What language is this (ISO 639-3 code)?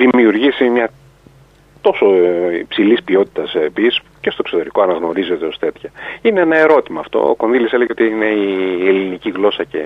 ell